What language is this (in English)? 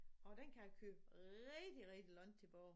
Danish